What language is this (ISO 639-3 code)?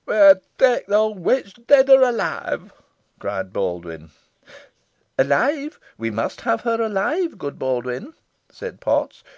eng